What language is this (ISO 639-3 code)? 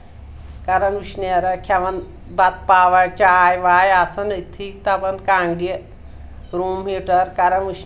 kas